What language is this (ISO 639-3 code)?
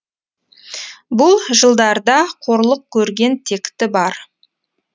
kaz